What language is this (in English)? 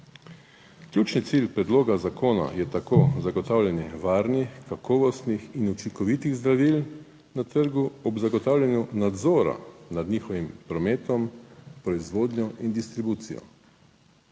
Slovenian